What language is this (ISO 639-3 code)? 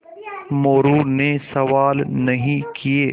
hin